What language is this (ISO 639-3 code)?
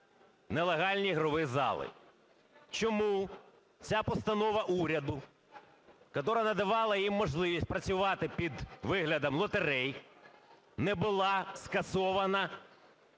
ukr